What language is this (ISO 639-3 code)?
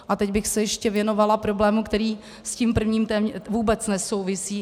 ces